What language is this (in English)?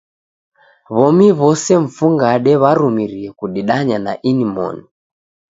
Taita